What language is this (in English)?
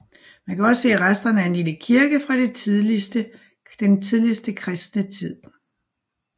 Danish